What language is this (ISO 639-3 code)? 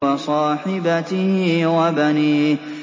ara